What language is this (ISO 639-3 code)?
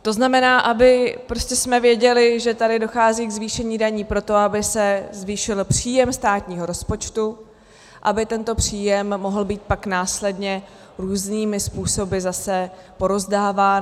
ces